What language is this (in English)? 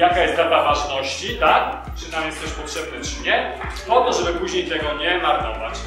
Polish